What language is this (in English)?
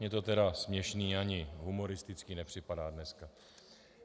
Czech